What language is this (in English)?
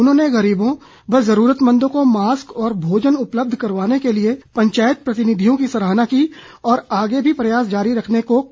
Hindi